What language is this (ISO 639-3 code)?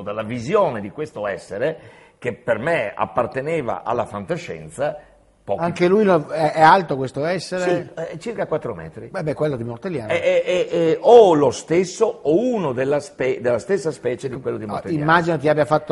ita